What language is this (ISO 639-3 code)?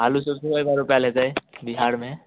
mai